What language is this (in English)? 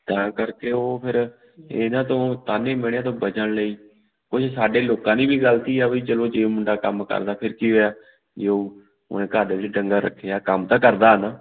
Punjabi